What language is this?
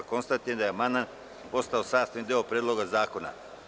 Serbian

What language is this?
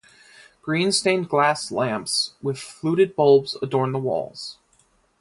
English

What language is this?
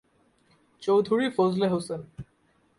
Bangla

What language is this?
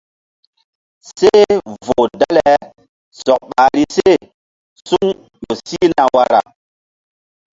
Mbum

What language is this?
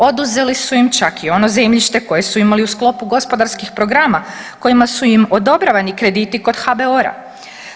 Croatian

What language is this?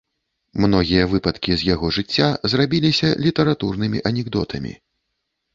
Belarusian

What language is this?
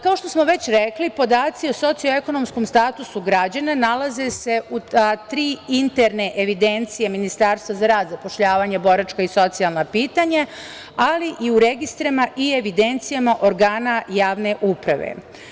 Serbian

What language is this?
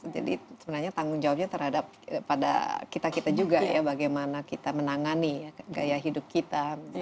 Indonesian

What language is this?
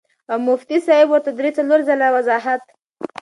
Pashto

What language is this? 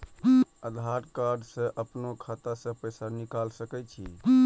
Maithili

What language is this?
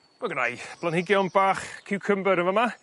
Welsh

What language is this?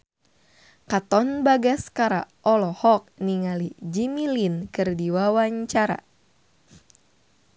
Sundanese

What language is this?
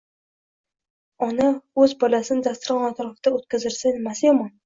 Uzbek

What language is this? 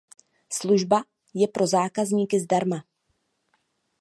Czech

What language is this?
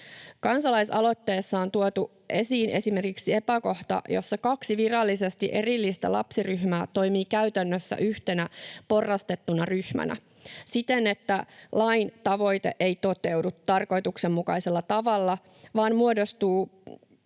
Finnish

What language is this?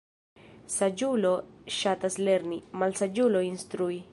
Esperanto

